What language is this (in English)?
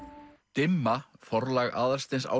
Icelandic